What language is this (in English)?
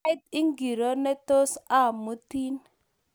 Kalenjin